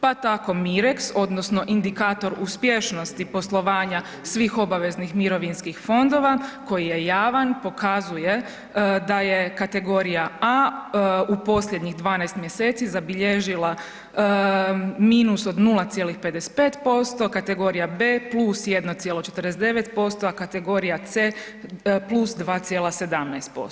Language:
Croatian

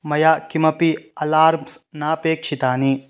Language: Sanskrit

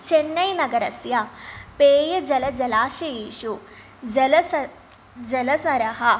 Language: Sanskrit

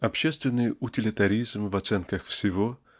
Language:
Russian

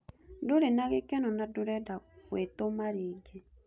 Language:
Kikuyu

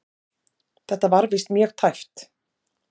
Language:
Icelandic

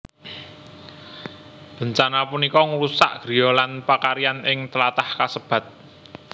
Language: Javanese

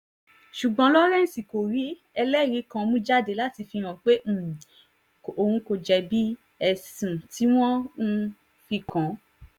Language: Yoruba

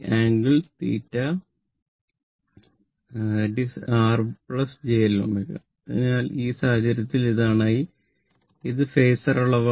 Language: Malayalam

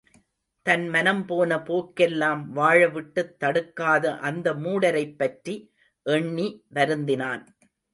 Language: Tamil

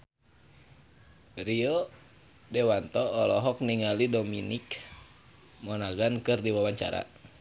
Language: Sundanese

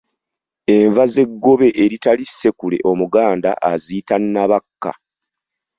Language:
Ganda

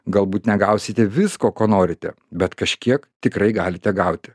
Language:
Lithuanian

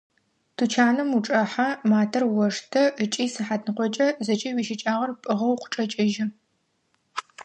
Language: Adyghe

